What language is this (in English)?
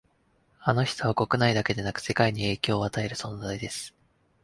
Japanese